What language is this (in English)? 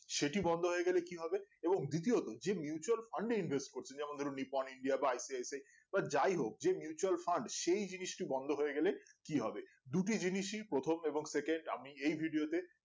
Bangla